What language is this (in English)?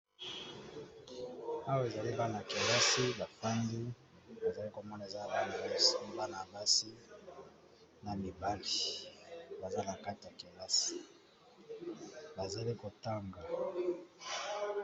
Lingala